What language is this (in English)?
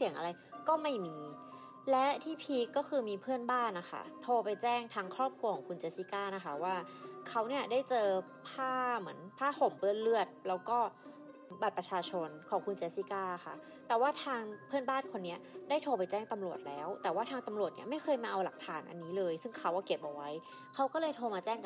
Thai